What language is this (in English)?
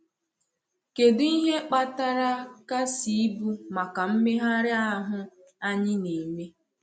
Igbo